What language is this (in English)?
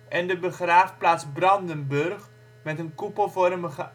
Dutch